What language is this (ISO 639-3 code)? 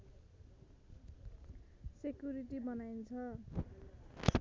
nep